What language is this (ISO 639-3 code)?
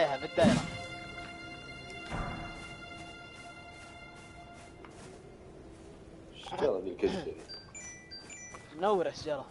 ara